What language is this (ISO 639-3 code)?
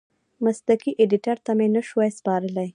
pus